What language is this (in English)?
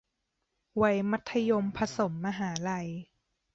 Thai